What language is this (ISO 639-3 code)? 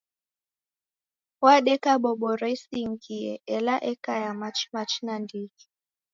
dav